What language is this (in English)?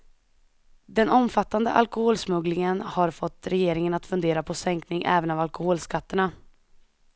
Swedish